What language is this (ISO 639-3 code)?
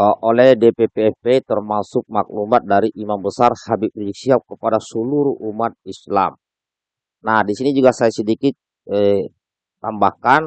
ind